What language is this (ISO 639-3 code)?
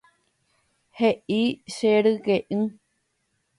grn